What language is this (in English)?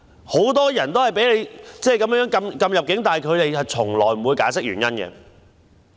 Cantonese